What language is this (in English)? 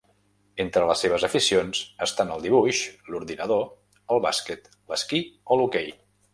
Catalan